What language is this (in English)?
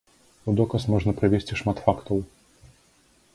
Belarusian